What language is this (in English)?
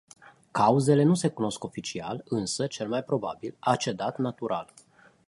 Romanian